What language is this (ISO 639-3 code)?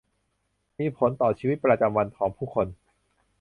tha